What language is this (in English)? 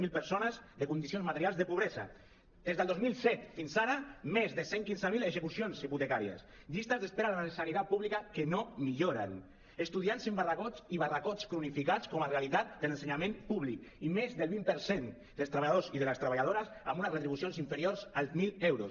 Catalan